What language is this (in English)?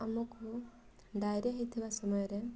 Odia